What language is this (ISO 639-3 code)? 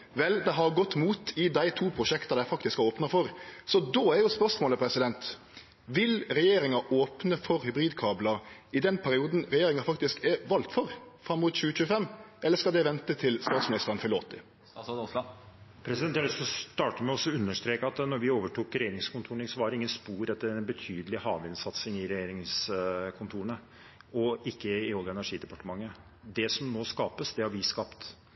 nor